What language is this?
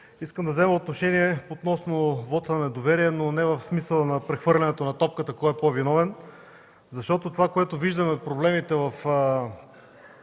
Bulgarian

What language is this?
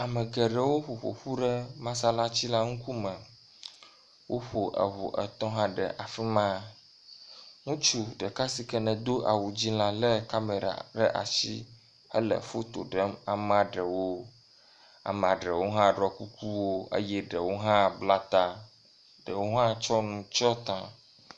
Ewe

